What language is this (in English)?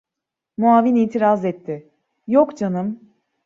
Turkish